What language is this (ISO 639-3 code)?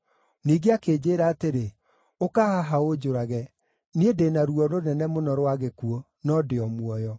kik